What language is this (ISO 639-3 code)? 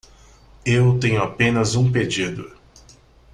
por